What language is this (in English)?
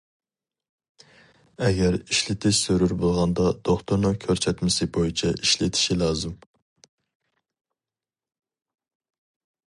Uyghur